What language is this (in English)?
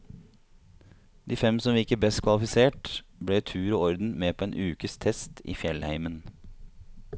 Norwegian